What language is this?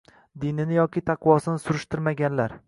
Uzbek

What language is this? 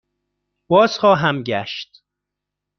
Persian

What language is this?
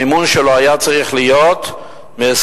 Hebrew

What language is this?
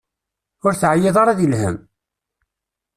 Kabyle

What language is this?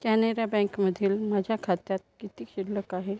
Marathi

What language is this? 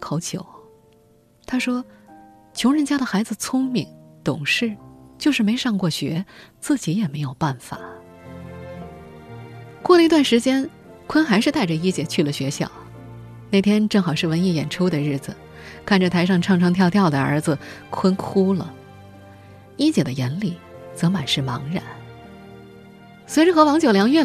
Chinese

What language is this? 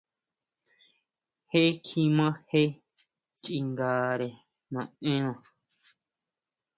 Huautla Mazatec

